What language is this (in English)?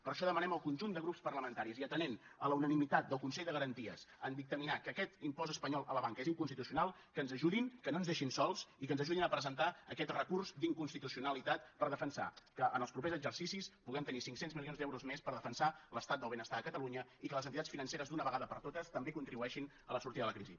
Catalan